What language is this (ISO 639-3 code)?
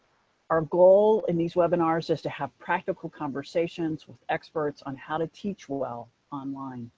eng